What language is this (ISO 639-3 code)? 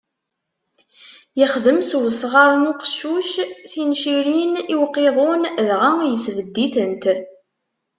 kab